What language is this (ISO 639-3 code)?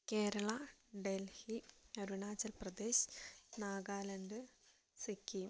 mal